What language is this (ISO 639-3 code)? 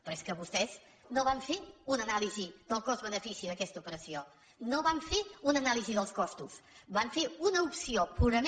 cat